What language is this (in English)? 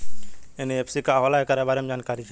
Bhojpuri